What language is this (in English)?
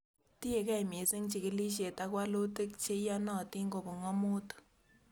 Kalenjin